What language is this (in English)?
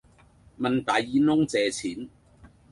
Cantonese